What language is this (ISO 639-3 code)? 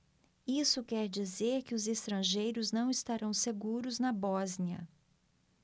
por